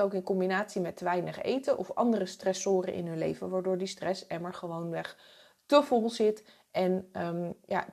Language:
Dutch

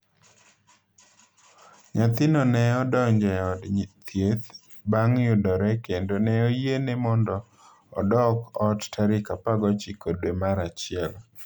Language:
Luo (Kenya and Tanzania)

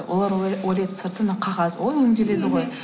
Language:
Kazakh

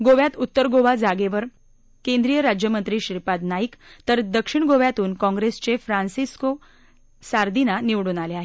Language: Marathi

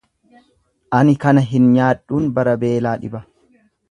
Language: Oromo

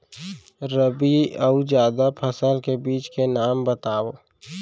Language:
Chhattisgarhi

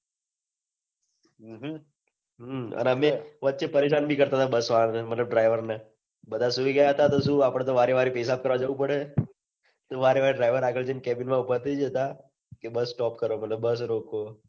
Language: Gujarati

